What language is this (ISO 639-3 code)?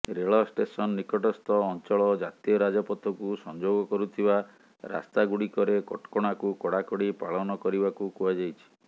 ori